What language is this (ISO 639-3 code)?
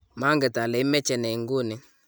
kln